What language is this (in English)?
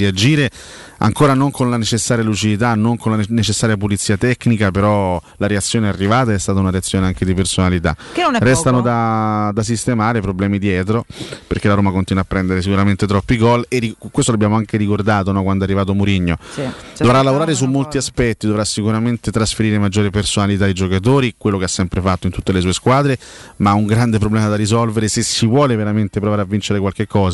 Italian